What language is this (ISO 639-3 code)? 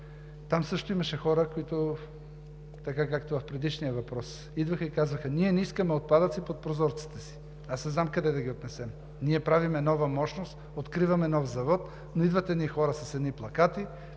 bul